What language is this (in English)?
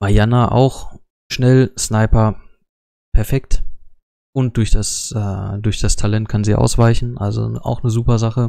German